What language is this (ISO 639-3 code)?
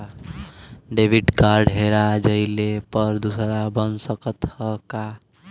bho